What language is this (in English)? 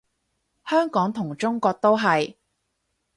Cantonese